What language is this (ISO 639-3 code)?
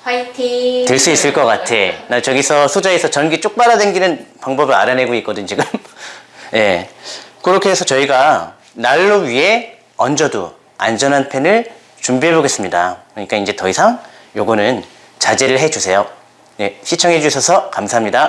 kor